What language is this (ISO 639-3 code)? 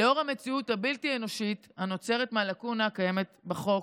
heb